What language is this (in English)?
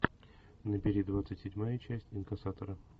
Russian